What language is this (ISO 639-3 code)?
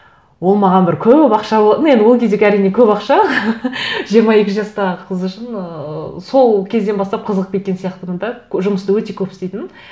kaz